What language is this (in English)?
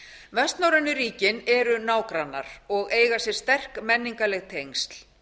Icelandic